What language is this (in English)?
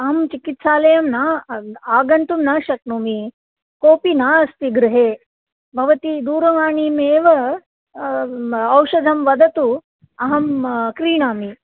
Sanskrit